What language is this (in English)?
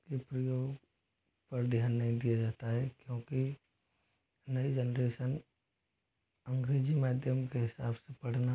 Hindi